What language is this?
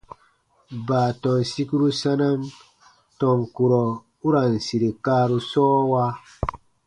Baatonum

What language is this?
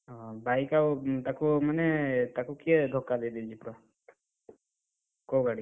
Odia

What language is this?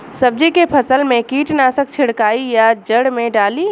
Bhojpuri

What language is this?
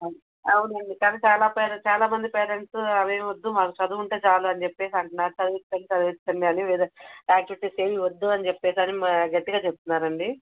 Telugu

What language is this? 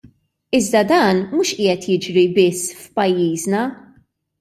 Maltese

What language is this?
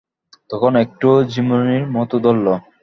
Bangla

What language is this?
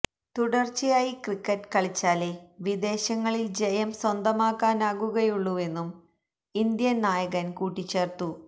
Malayalam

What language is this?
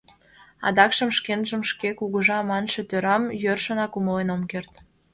Mari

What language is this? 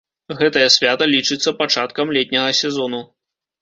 Belarusian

